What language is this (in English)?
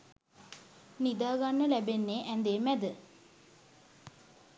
Sinhala